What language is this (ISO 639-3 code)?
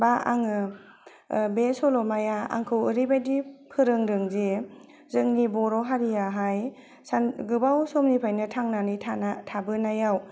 brx